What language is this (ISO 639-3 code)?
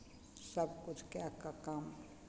mai